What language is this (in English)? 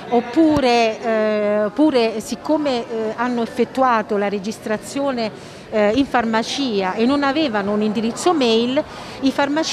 Italian